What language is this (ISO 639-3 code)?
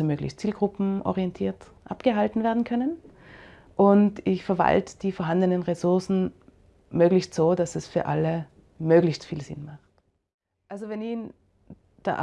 deu